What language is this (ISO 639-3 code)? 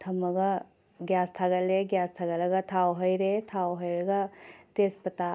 mni